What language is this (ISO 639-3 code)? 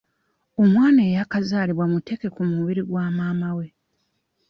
lug